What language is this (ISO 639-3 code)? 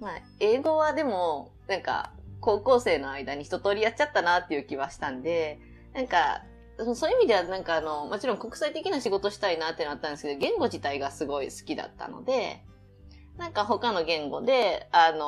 jpn